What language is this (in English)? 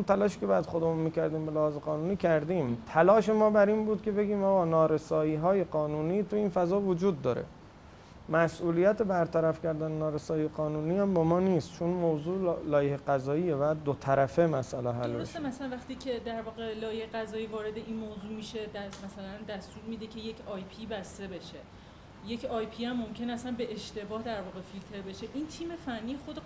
Persian